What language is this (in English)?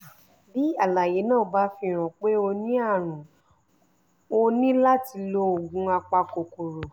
Yoruba